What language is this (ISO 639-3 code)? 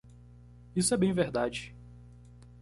por